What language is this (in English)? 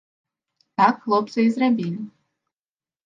Belarusian